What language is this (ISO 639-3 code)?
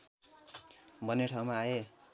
nep